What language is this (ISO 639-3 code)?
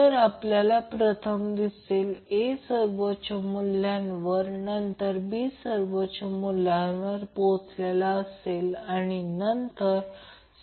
mar